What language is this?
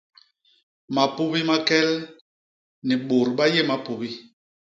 Basaa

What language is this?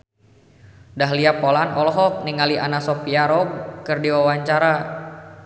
Sundanese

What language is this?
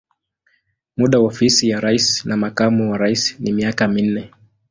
Swahili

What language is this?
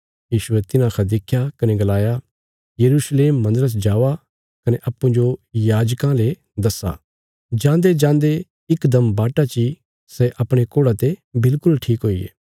Bilaspuri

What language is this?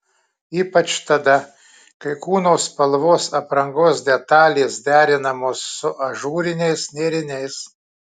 Lithuanian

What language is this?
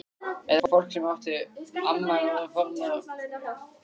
Icelandic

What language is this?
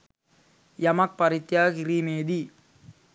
Sinhala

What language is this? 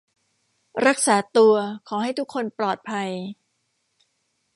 Thai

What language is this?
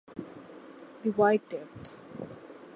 Bangla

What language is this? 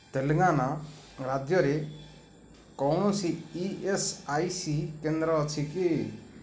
Odia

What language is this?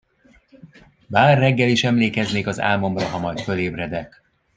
Hungarian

